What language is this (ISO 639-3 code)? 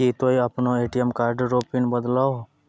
mai